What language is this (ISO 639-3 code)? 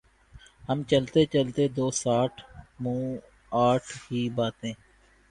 urd